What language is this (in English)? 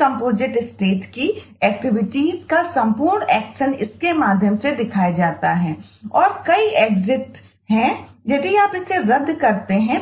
Hindi